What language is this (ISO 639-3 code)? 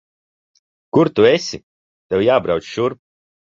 lav